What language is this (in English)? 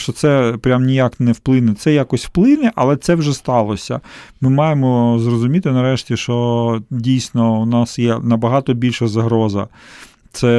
Ukrainian